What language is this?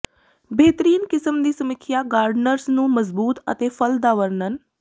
Punjabi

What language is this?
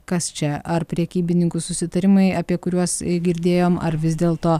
Lithuanian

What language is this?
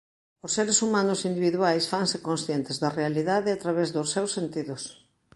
Galician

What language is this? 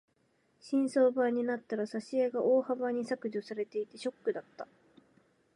Japanese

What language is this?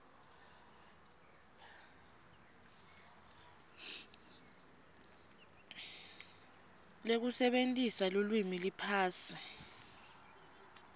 Swati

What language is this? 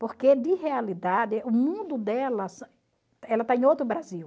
Portuguese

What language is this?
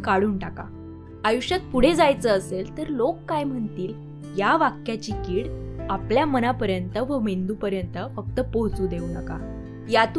Marathi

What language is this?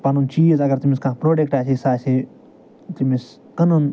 Kashmiri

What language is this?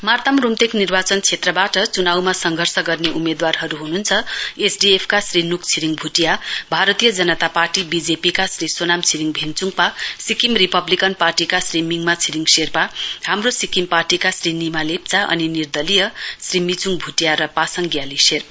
Nepali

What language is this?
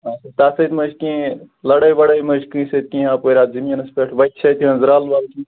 Kashmiri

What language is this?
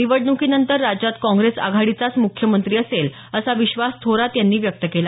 Marathi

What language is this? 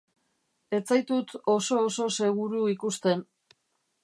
Basque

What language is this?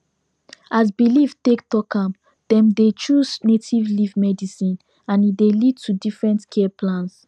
Nigerian Pidgin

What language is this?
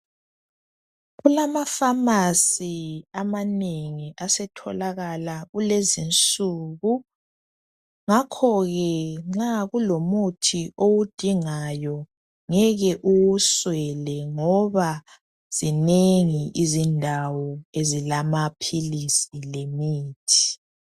North Ndebele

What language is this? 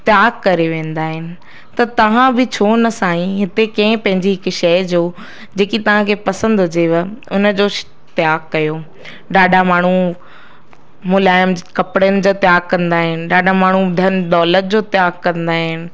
Sindhi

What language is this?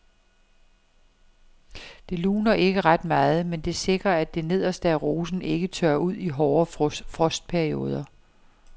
Danish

